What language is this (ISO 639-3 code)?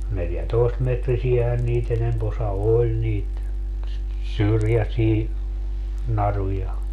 fin